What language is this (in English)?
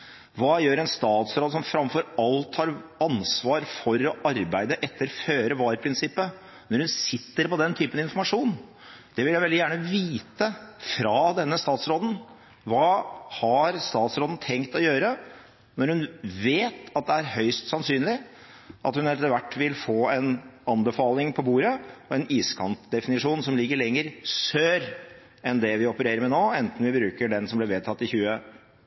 Norwegian Bokmål